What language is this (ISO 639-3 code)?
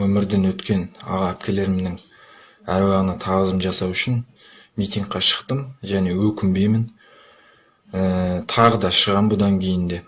kaz